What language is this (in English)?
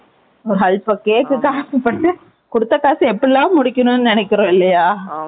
Tamil